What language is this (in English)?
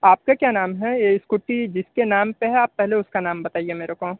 Hindi